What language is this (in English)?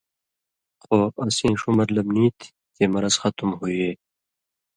Indus Kohistani